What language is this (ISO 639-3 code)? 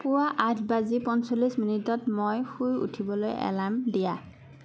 asm